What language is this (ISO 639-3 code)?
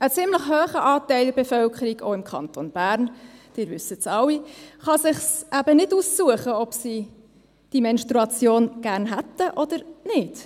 gsw